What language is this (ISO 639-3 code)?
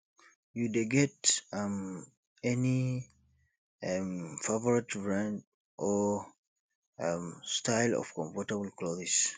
pcm